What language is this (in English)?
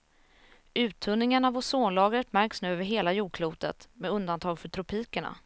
Swedish